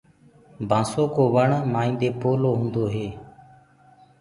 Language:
Gurgula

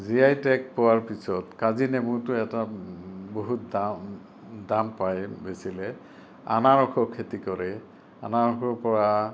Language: Assamese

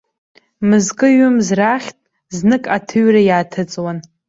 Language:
Abkhazian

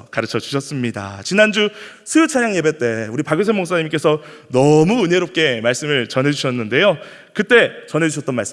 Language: Korean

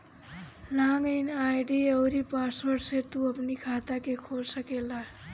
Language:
Bhojpuri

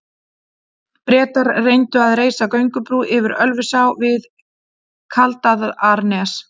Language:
Icelandic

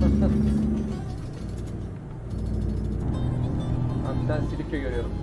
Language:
Turkish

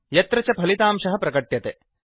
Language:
Sanskrit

